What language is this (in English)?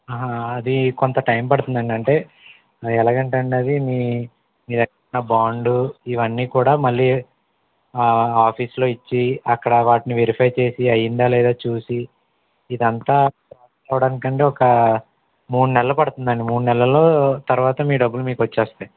Telugu